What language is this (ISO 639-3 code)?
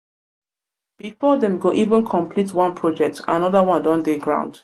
pcm